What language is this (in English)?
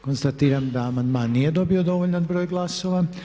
Croatian